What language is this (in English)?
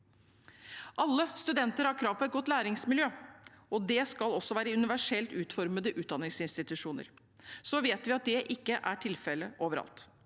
Norwegian